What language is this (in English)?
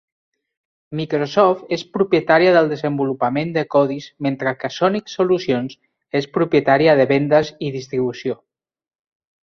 Catalan